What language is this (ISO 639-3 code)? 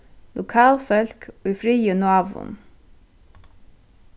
fao